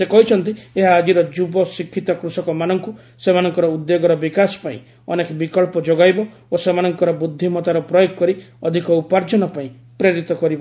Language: Odia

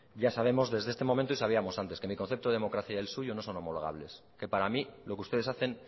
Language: Spanish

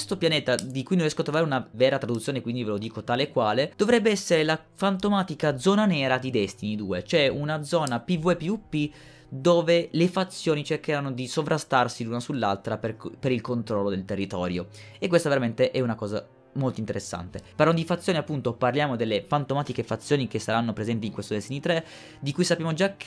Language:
Italian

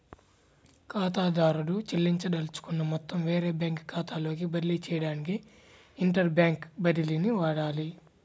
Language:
Telugu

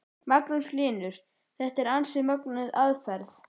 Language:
Icelandic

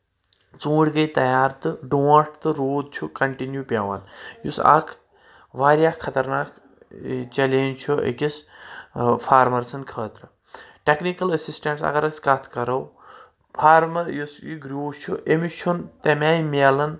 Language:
Kashmiri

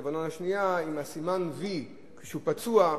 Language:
Hebrew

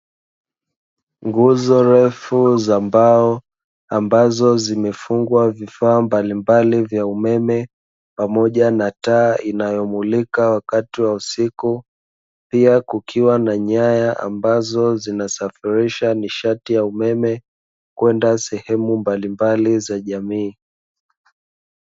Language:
Swahili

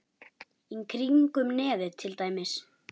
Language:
Icelandic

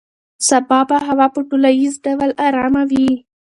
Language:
Pashto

